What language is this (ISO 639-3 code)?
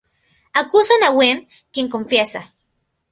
spa